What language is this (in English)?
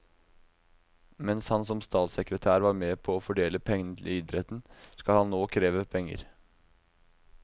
Norwegian